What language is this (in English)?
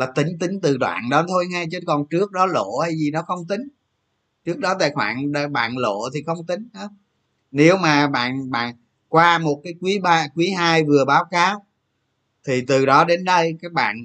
Vietnamese